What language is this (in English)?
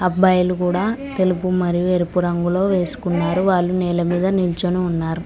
Telugu